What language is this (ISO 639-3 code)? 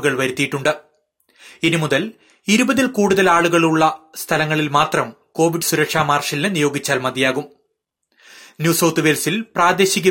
mal